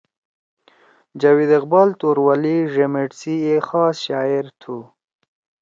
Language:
Torwali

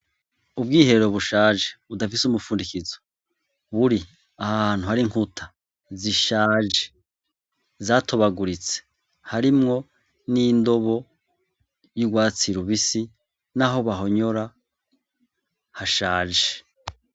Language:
Rundi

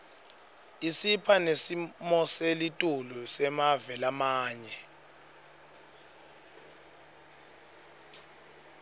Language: Swati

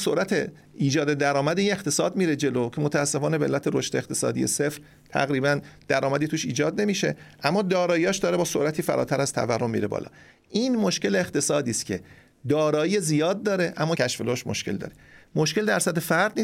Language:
Persian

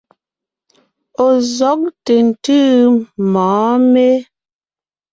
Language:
Ngiemboon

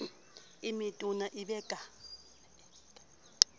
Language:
Southern Sotho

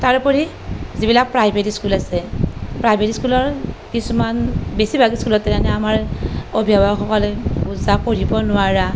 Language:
Assamese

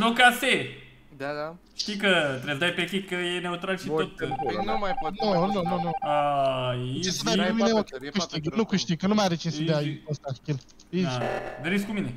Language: Romanian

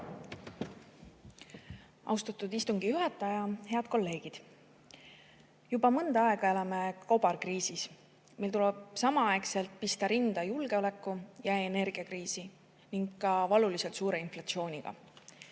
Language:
Estonian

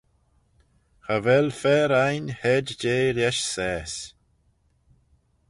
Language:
Manx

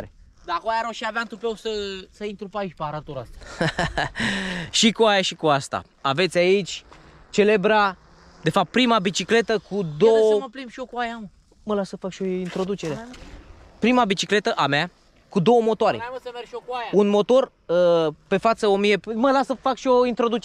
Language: Romanian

